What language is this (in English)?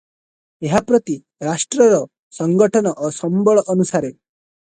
Odia